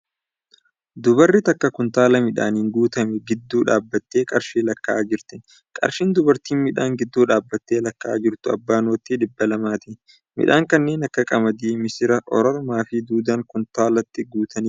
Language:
Oromo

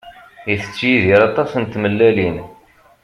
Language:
Kabyle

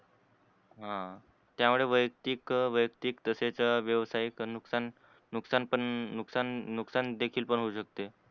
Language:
Marathi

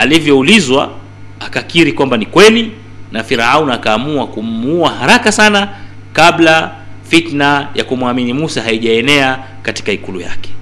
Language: Swahili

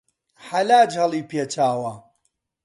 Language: Central Kurdish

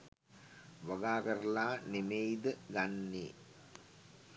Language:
Sinhala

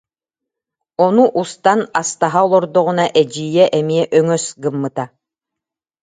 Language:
Yakut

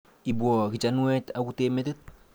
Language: Kalenjin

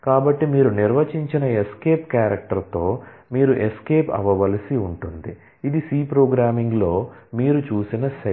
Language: Telugu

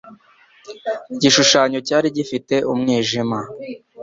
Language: Kinyarwanda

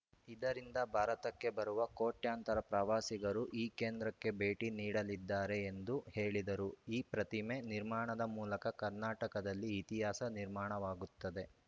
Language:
Kannada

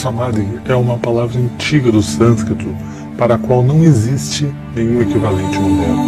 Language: Portuguese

